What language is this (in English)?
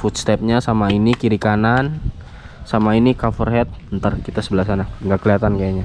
Indonesian